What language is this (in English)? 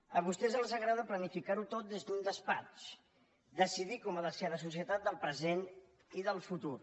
Catalan